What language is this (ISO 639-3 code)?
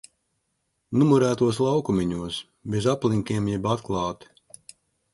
lav